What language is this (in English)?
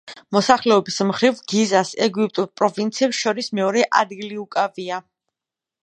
Georgian